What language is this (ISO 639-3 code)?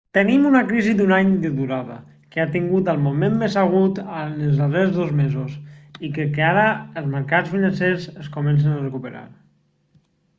cat